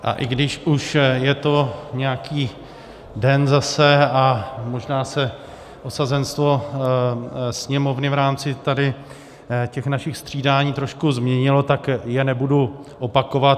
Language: Czech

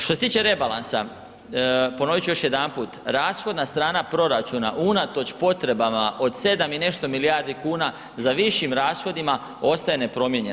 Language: Croatian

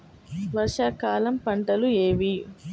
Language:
Telugu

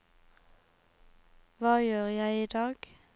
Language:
Norwegian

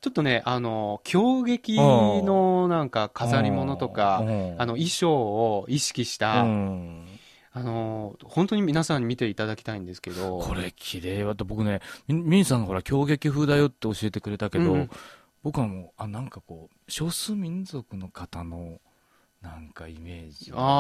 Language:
Japanese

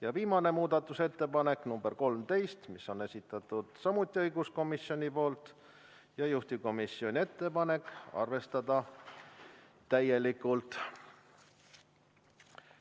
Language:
Estonian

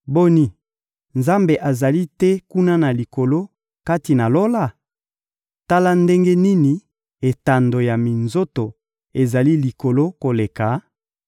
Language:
Lingala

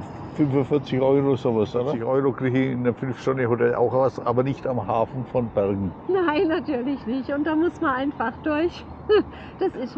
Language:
German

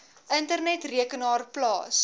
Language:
Afrikaans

